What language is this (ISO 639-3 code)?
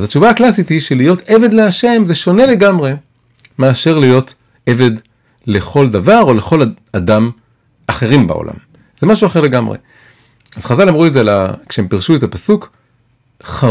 heb